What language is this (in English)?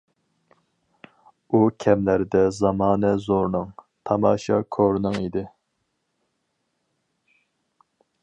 Uyghur